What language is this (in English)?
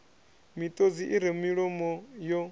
Venda